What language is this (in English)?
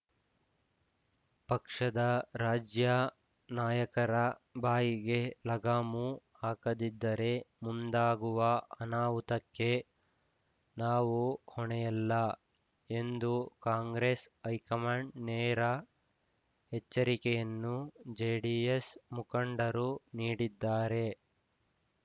Kannada